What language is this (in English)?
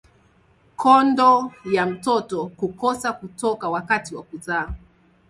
Swahili